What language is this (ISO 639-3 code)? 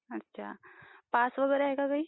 mar